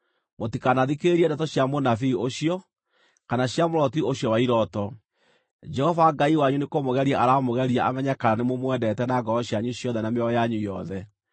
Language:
Kikuyu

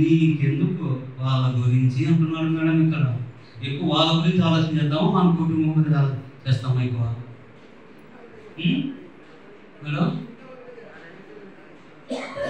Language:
Telugu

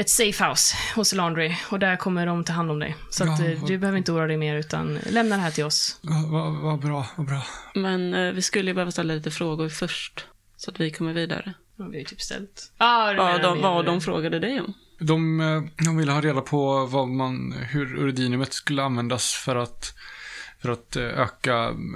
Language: Swedish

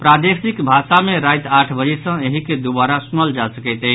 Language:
Maithili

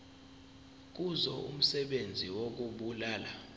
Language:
Zulu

